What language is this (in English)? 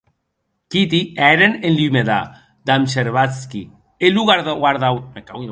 Occitan